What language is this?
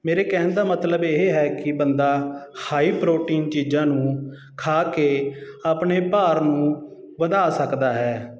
Punjabi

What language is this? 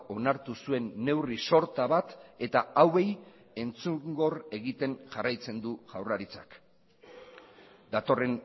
Basque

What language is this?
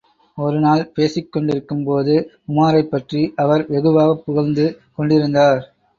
Tamil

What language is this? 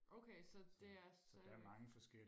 Danish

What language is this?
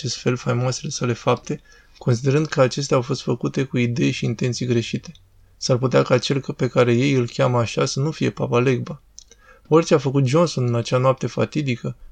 Romanian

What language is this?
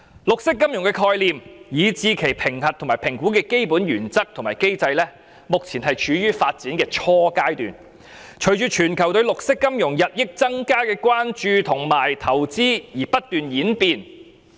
Cantonese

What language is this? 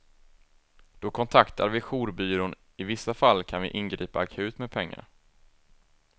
Swedish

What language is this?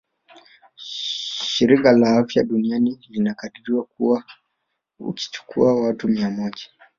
Swahili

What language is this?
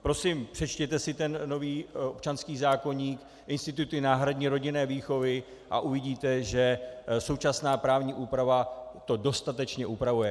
Czech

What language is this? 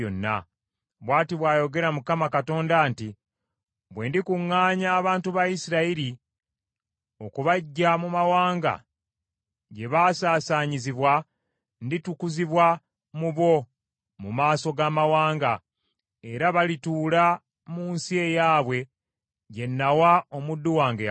Ganda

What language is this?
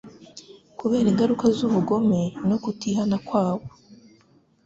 Kinyarwanda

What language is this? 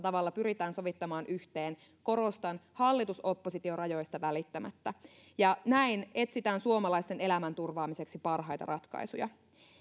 Finnish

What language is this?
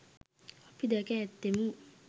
Sinhala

